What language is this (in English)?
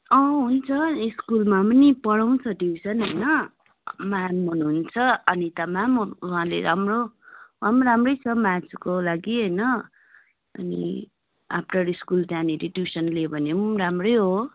Nepali